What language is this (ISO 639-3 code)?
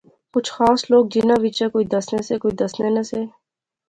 phr